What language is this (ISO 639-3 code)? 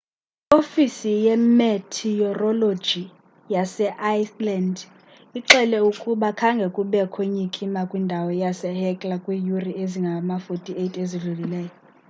xho